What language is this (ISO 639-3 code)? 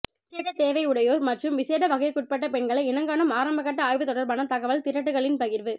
tam